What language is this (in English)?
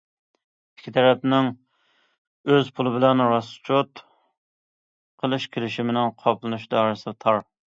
Uyghur